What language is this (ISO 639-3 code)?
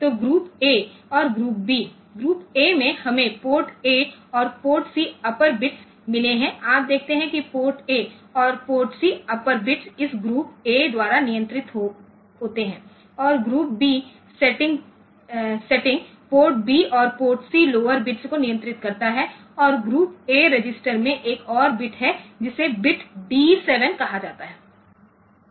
hin